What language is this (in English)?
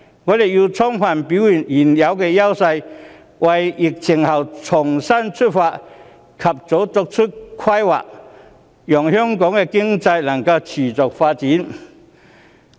Cantonese